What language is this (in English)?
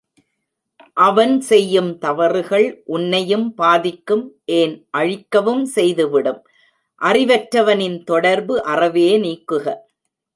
Tamil